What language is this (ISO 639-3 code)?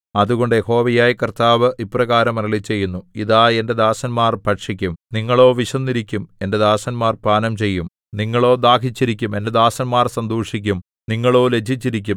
mal